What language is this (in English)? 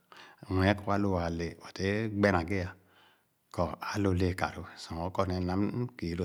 Khana